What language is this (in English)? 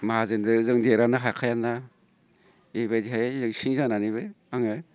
Bodo